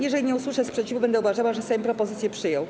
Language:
Polish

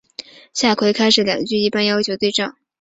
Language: Chinese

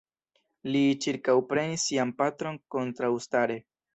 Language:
Esperanto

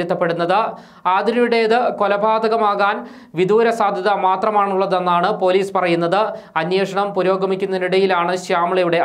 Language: Hindi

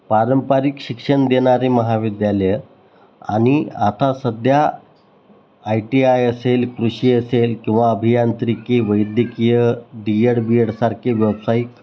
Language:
Marathi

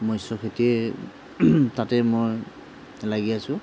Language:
Assamese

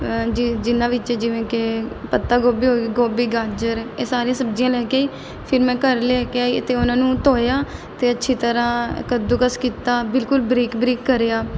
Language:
Punjabi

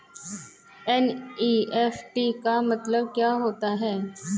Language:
Hindi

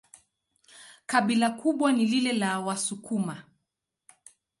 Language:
Swahili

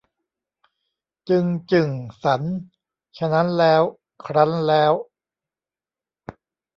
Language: Thai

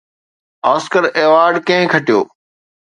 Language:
Sindhi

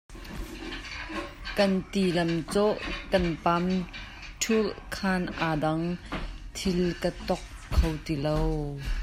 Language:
Hakha Chin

